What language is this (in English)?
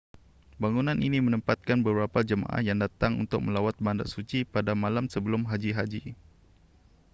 Malay